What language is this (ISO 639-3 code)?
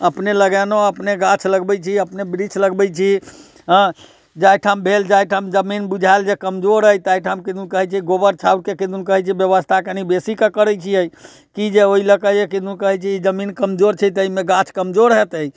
mai